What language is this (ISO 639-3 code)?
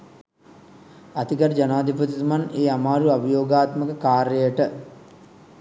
sin